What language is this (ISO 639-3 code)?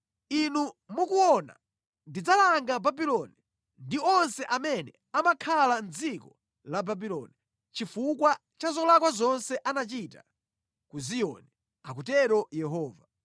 nya